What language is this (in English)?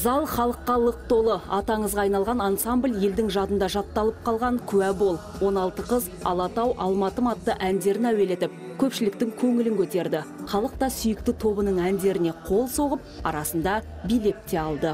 Turkish